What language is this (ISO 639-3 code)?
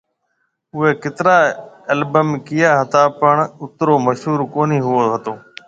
mve